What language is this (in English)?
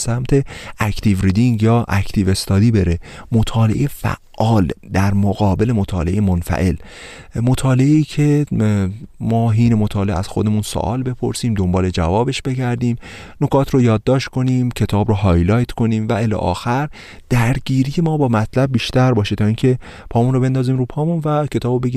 Persian